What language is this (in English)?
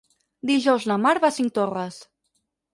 Catalan